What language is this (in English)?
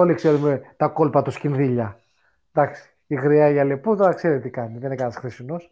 Greek